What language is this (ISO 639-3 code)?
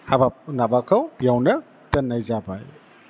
brx